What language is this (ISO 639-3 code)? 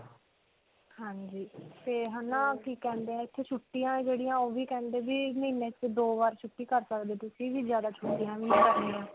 pan